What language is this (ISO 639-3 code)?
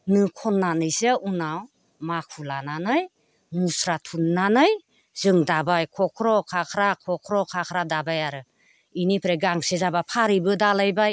brx